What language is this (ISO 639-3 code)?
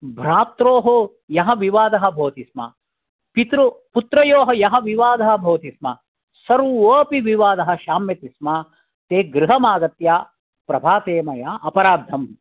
san